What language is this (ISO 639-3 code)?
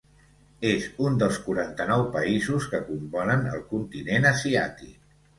cat